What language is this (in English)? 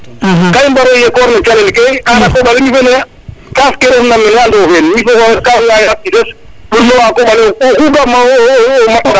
Serer